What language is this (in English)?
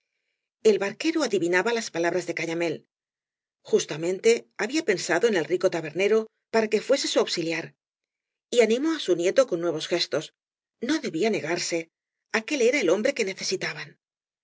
Spanish